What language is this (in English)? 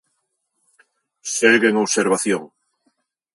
Galician